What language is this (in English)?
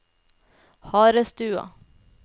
Norwegian